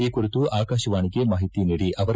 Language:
Kannada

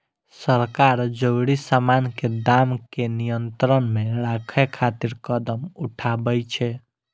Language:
Maithili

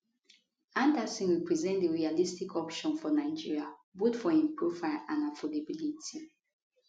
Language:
Nigerian Pidgin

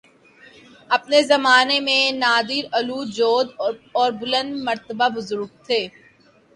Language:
Urdu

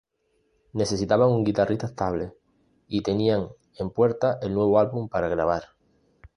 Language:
Spanish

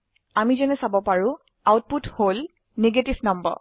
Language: Assamese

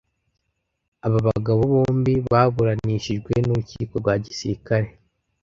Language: Kinyarwanda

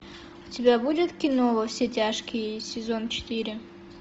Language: Russian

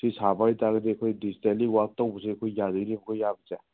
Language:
Manipuri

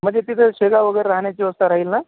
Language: Marathi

